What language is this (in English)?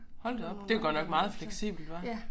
Danish